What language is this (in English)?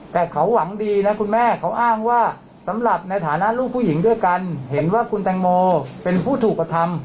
Thai